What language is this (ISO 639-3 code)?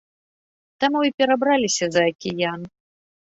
bel